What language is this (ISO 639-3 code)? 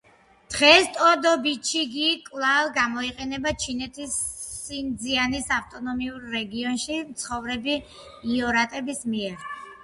kat